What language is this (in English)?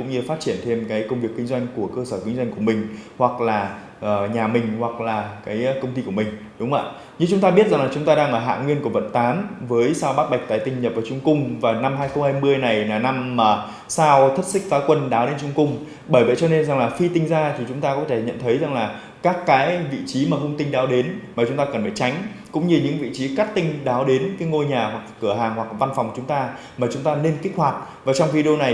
Vietnamese